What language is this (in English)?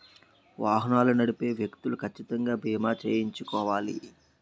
Telugu